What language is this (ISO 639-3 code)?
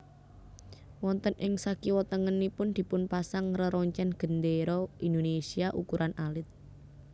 jav